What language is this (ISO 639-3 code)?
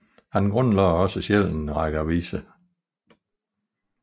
dan